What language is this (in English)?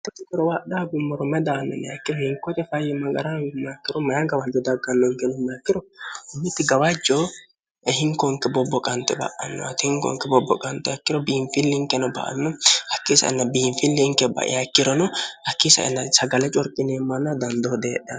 Sidamo